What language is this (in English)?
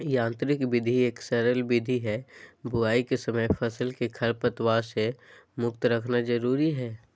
Magahi